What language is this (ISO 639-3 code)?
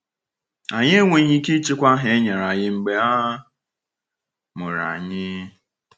ibo